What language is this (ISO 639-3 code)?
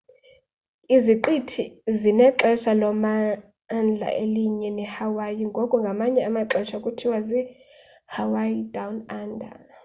xho